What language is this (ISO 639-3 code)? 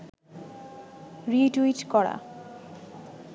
ben